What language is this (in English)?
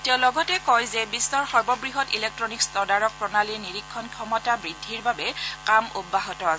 Assamese